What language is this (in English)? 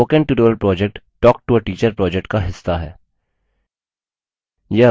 Hindi